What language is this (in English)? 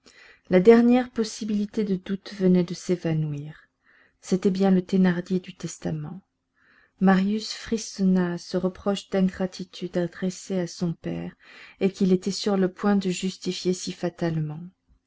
French